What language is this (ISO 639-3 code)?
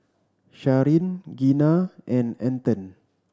eng